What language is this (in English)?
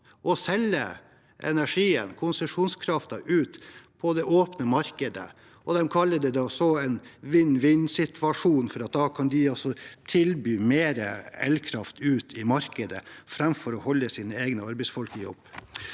Norwegian